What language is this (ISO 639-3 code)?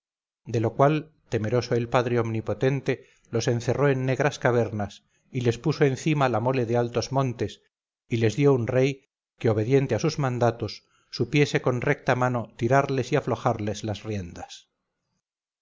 spa